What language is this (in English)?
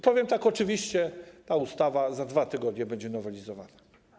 Polish